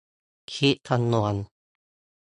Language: Thai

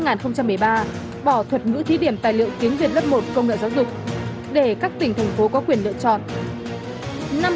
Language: Vietnamese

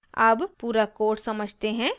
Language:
Hindi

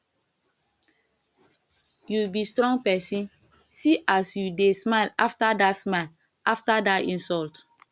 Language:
Nigerian Pidgin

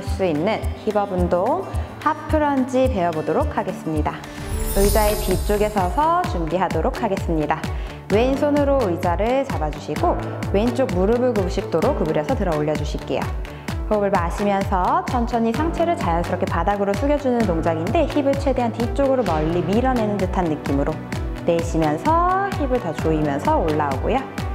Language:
Korean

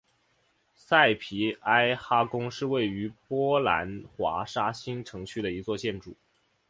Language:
Chinese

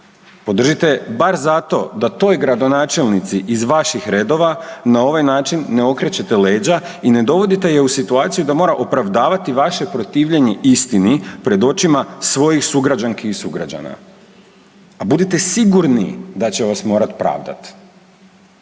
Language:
Croatian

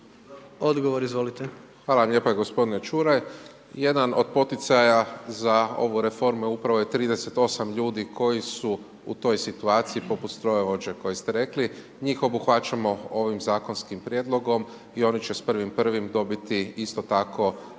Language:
Croatian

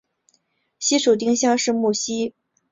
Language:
Chinese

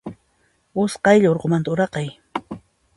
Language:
Puno Quechua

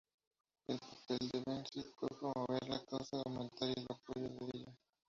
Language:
Spanish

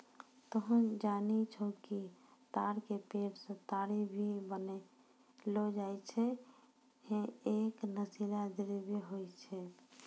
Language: Maithili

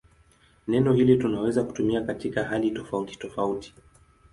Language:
Swahili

